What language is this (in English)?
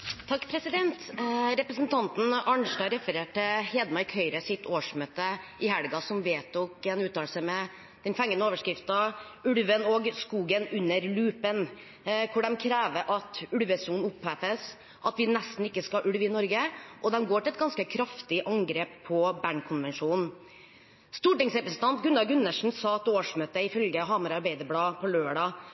Norwegian Bokmål